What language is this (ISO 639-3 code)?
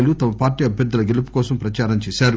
tel